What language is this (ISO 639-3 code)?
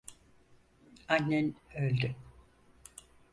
tur